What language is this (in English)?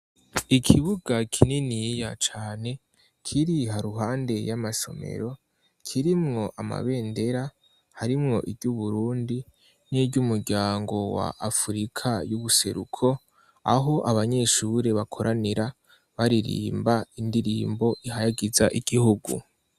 Rundi